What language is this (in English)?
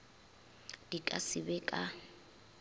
Northern Sotho